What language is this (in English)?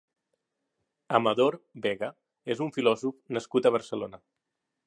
Catalan